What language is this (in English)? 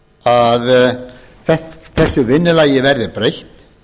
Icelandic